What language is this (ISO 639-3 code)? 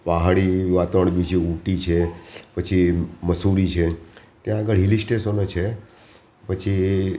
guj